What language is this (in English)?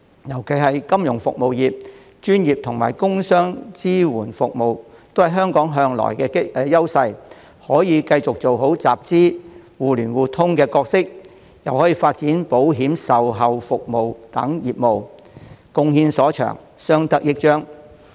Cantonese